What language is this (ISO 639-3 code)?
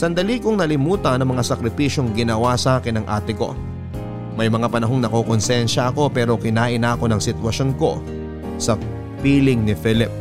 fil